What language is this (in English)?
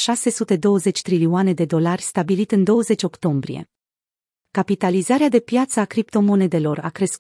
Romanian